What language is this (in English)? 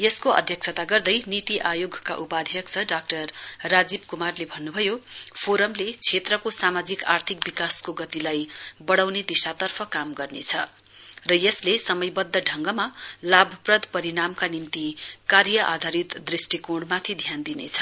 Nepali